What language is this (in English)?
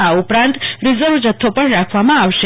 Gujarati